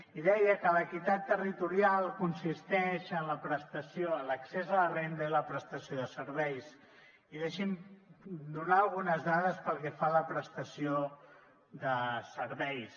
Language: Catalan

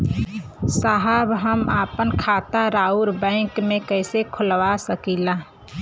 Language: Bhojpuri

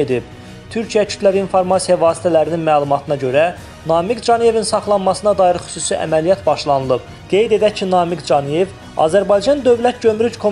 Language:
Turkish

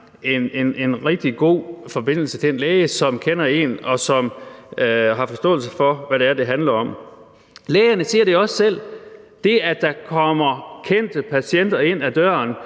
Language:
Danish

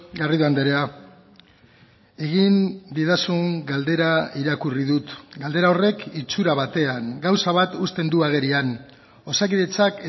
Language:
Basque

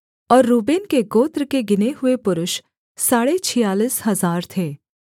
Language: Hindi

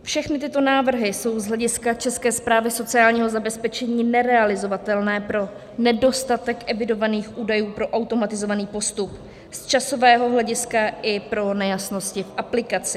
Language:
Czech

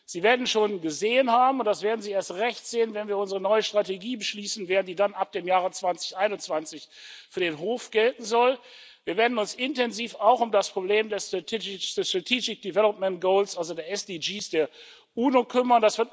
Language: German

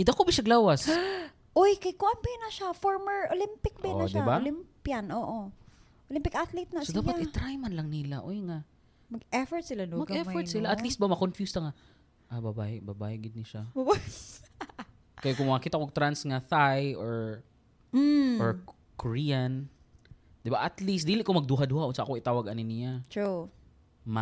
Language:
Filipino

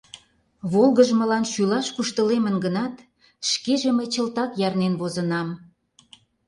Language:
Mari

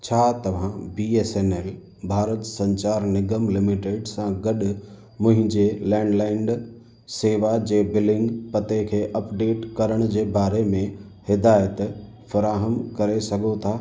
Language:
Sindhi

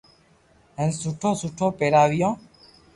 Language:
Loarki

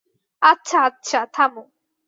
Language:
Bangla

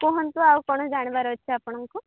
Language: Odia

